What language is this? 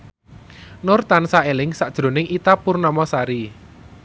Javanese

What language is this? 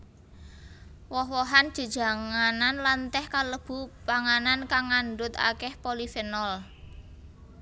Javanese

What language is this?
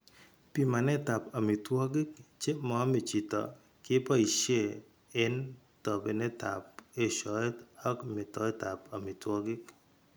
Kalenjin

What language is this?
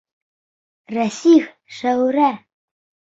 Bashkir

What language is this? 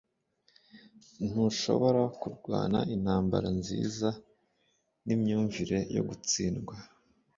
Kinyarwanda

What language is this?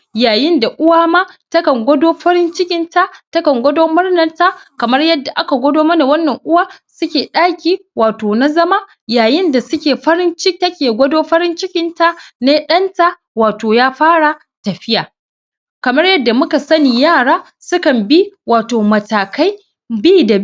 Hausa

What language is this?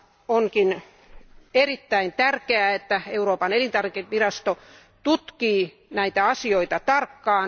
Finnish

